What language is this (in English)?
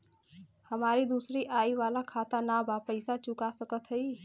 Bhojpuri